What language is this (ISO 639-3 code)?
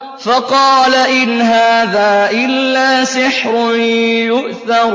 ara